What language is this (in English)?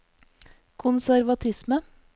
Norwegian